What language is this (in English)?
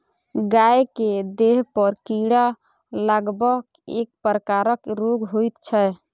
Maithili